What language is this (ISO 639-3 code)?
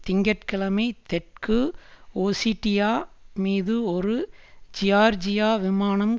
tam